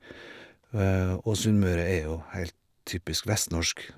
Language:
Norwegian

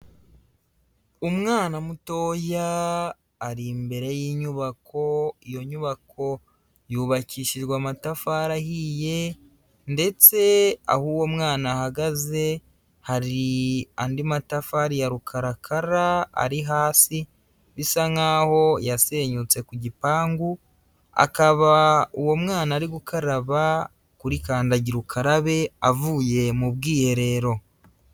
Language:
Kinyarwanda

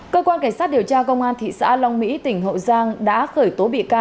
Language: Vietnamese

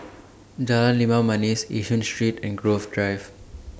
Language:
English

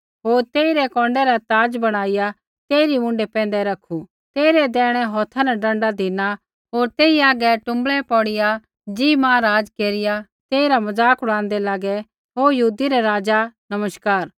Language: Kullu Pahari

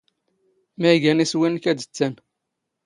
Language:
Standard Moroccan Tamazight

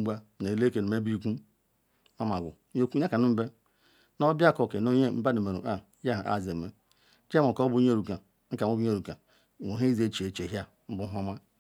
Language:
Ikwere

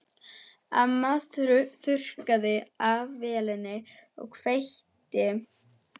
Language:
Icelandic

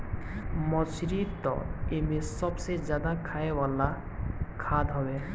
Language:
Bhojpuri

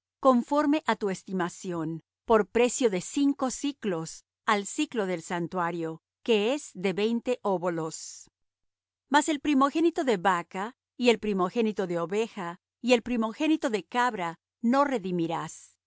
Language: Spanish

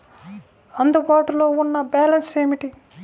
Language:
Telugu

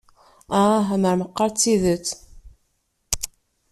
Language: Kabyle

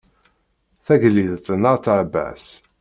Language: Kabyle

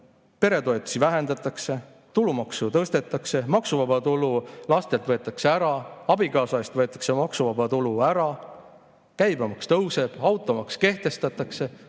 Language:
Estonian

